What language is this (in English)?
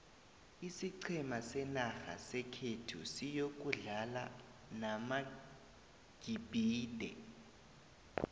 South Ndebele